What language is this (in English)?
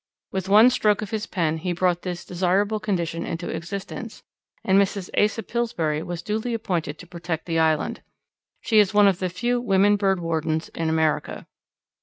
English